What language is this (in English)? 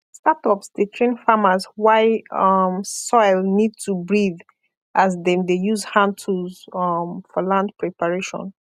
Nigerian Pidgin